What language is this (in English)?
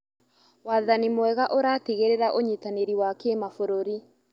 Kikuyu